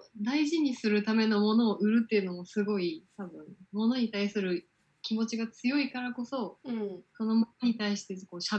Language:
Japanese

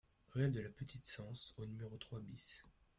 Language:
French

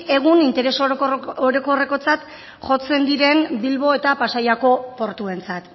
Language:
Basque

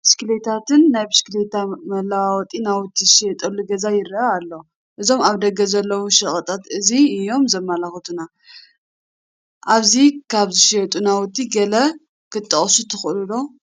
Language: Tigrinya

